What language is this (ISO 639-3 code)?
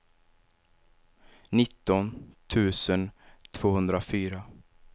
swe